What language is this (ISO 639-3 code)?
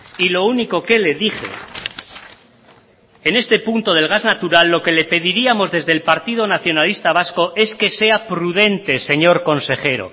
spa